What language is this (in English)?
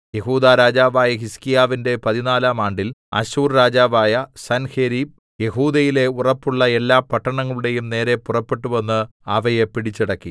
Malayalam